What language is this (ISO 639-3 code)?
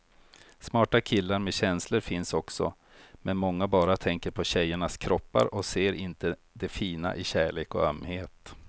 swe